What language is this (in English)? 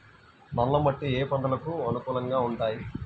Telugu